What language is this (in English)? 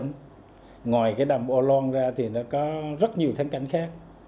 Vietnamese